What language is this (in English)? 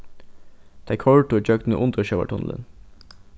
Faroese